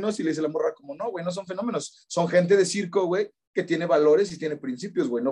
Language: Spanish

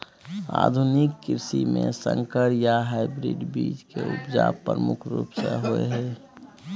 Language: Maithili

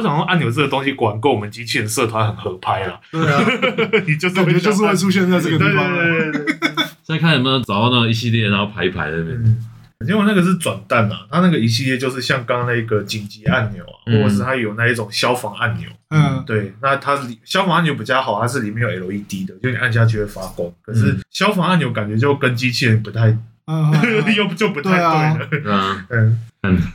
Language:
Chinese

